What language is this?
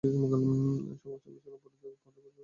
Bangla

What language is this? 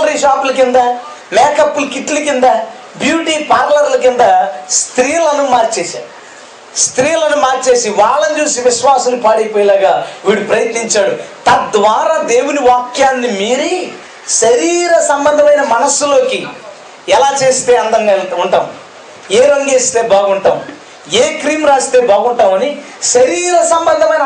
Telugu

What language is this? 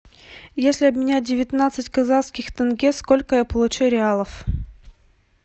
Russian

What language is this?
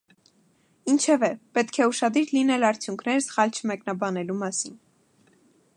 Armenian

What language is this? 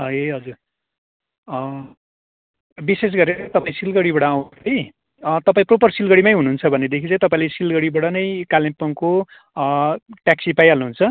Nepali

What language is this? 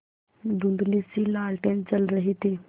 Hindi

